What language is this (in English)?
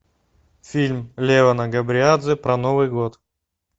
Russian